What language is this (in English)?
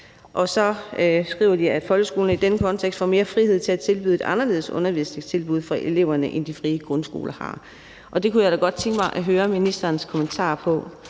Danish